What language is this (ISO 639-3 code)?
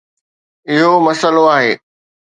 snd